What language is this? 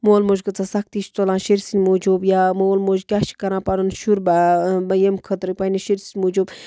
Kashmiri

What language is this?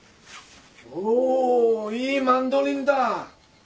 Japanese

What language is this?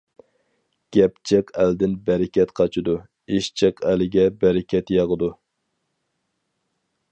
Uyghur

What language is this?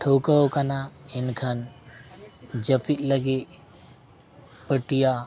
Santali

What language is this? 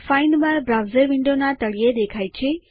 Gujarati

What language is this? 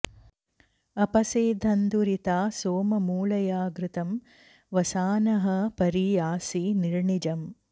Sanskrit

